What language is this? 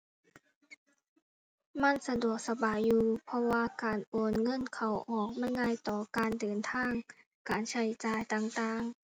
Thai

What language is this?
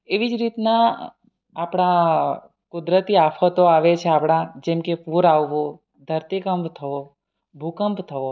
Gujarati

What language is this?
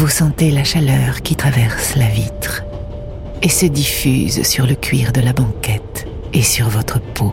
French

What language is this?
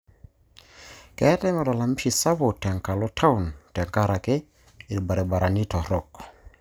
Masai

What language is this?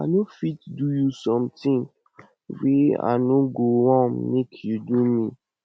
Nigerian Pidgin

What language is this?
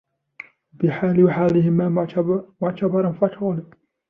Arabic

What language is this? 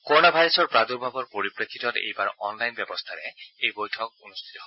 Assamese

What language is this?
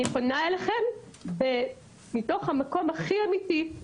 Hebrew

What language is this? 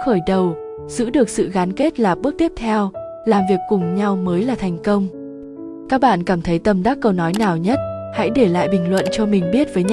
Vietnamese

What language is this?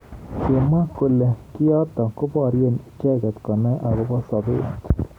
Kalenjin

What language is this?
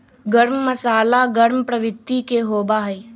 Magahi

